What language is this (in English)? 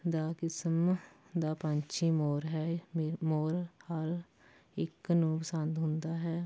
Punjabi